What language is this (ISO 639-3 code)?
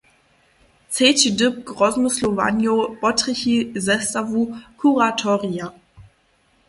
hsb